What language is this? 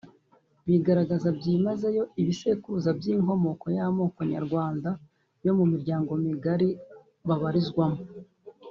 Kinyarwanda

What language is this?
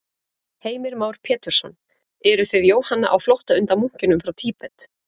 Icelandic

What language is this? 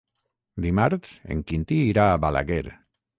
Catalan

